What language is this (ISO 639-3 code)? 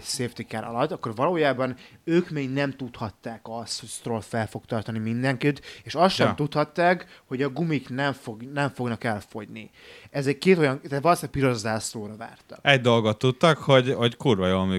hun